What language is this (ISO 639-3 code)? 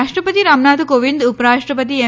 guj